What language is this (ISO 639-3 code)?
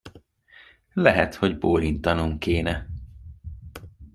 hun